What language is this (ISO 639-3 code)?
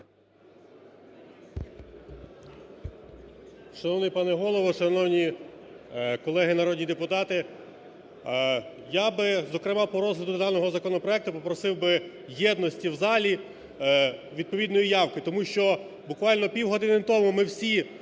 ukr